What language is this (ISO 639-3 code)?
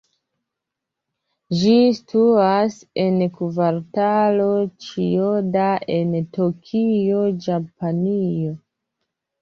epo